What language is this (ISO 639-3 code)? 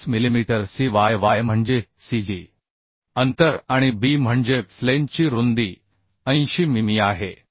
mar